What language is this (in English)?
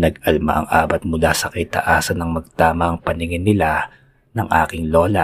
Filipino